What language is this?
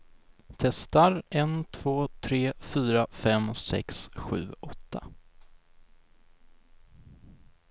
Swedish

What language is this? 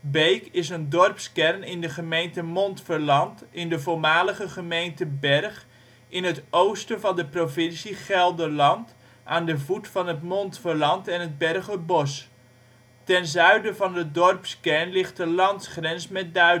Dutch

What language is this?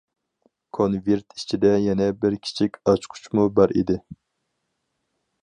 Uyghur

